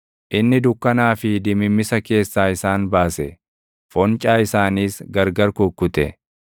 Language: Oromo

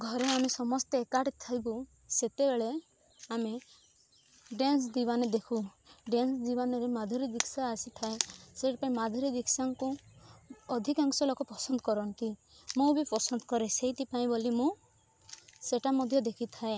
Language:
Odia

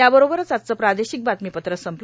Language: Marathi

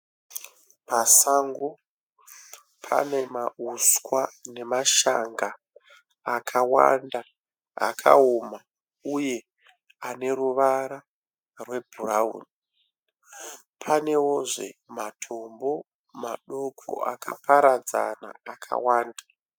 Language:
Shona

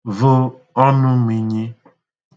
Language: Igbo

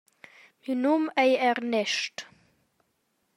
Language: Romansh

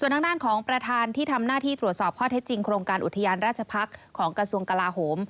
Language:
Thai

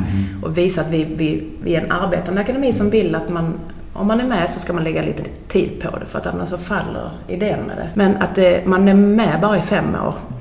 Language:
Swedish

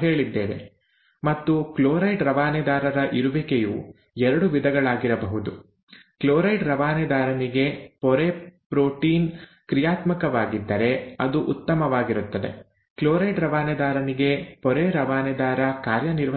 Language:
Kannada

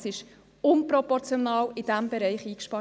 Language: Swiss German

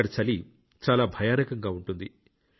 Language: Telugu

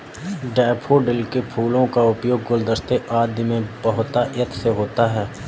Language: Hindi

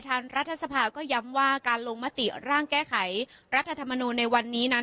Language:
Thai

